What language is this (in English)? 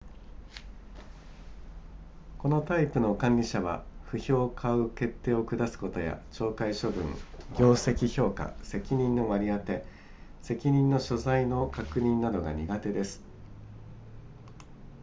Japanese